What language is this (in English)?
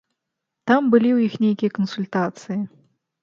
Belarusian